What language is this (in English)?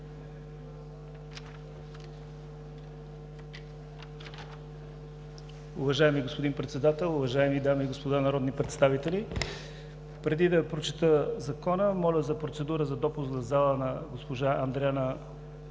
Bulgarian